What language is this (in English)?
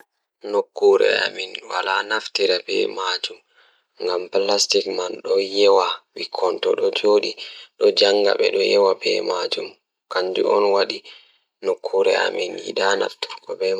Fula